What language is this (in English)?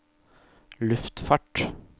Norwegian